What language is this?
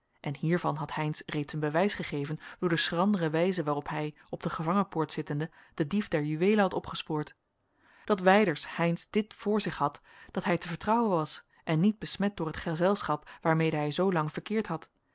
Dutch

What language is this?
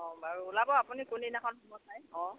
Assamese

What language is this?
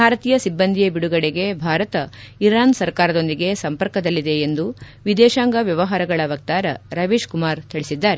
Kannada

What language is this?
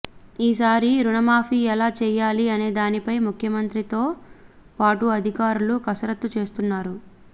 Telugu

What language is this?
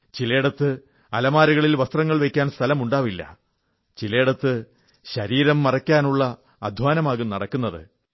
Malayalam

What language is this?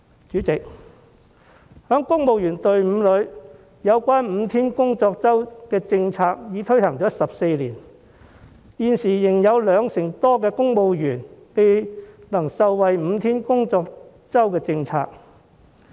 Cantonese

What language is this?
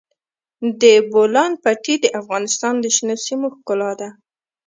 Pashto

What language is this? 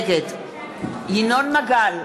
Hebrew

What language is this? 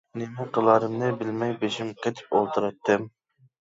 Uyghur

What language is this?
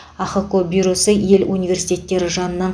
Kazakh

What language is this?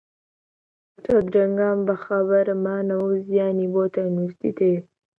Central Kurdish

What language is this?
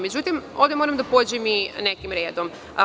Serbian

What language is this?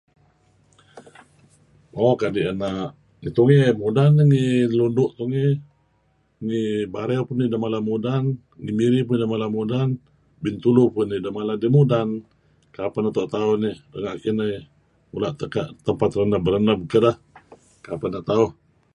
Kelabit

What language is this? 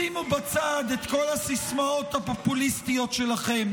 Hebrew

